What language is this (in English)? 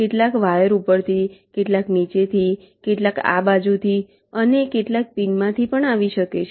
Gujarati